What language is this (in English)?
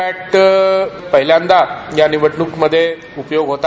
Marathi